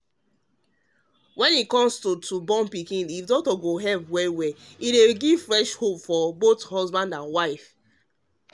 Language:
Nigerian Pidgin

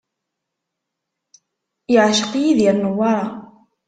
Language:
Kabyle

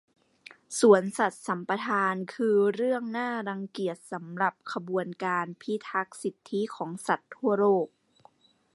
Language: Thai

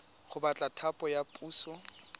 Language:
Tswana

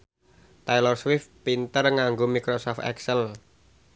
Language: Javanese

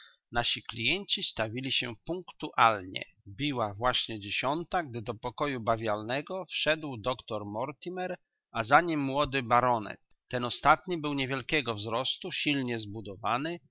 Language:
Polish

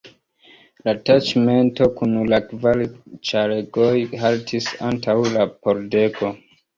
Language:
Esperanto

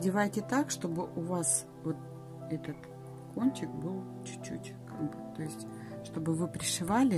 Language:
Russian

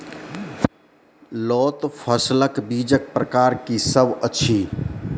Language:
Maithili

